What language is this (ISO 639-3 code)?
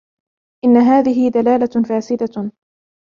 ara